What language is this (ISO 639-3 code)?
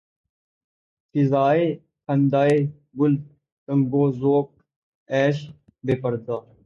urd